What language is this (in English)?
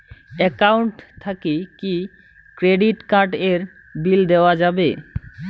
Bangla